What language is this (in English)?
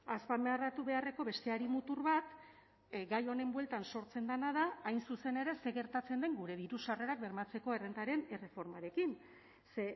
Basque